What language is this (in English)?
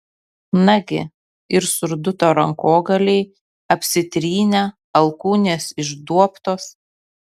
Lithuanian